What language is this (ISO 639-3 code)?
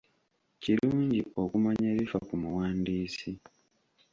lug